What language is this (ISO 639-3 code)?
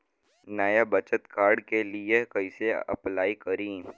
bho